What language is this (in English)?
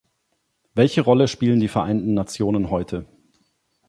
German